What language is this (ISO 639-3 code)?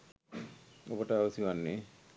sin